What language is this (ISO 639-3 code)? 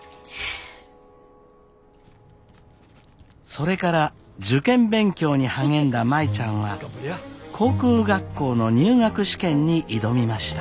jpn